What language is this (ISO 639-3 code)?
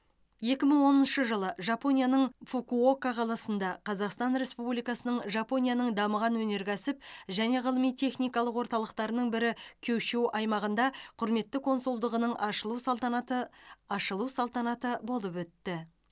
kaz